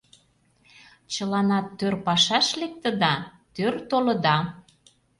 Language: Mari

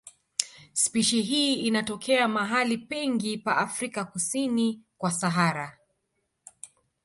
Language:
Swahili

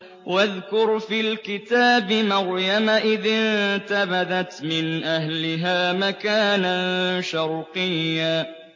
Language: Arabic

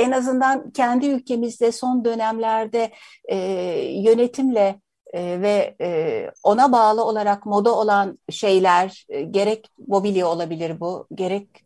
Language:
Turkish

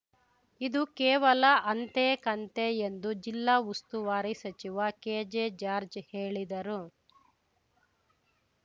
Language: Kannada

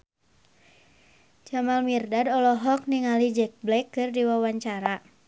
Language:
Sundanese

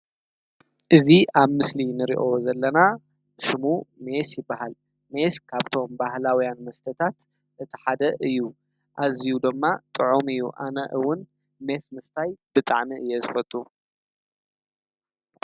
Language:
Tigrinya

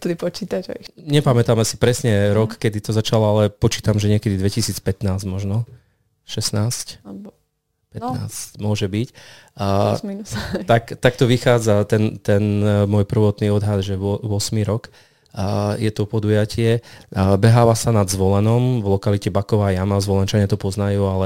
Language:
Slovak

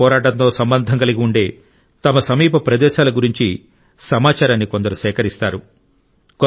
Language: Telugu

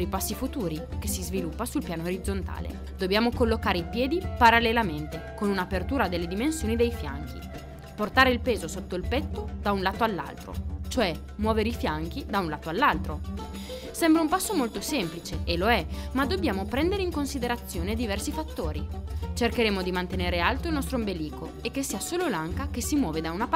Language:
Italian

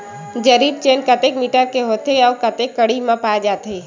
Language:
Chhattisgarhi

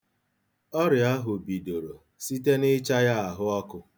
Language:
Igbo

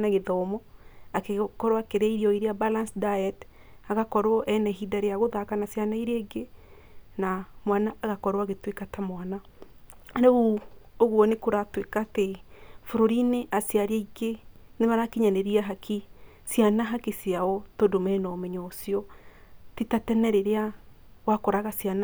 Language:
Kikuyu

